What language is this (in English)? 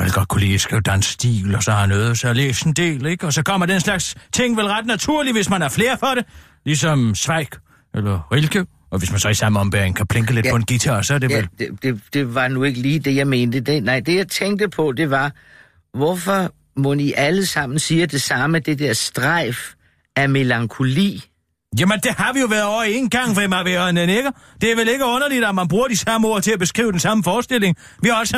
Danish